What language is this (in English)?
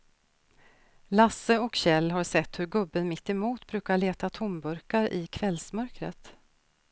Swedish